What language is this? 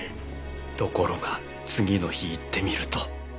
Japanese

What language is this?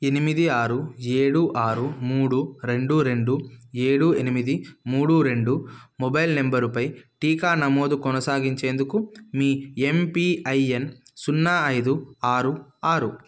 Telugu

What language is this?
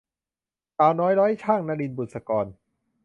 Thai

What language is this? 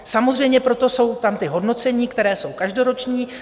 Czech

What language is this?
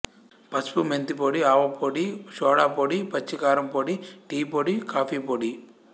Telugu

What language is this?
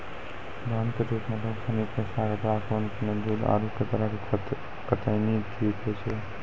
Maithili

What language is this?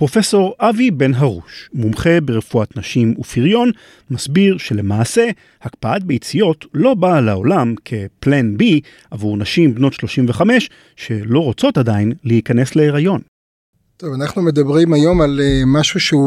Hebrew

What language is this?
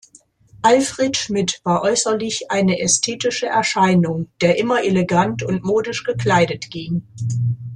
German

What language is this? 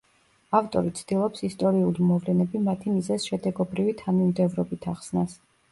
Georgian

